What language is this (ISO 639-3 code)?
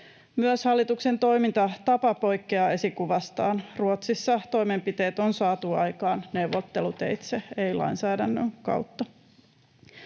fin